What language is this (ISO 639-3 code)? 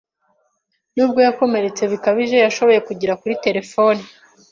kin